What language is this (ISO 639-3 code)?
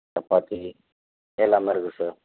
tam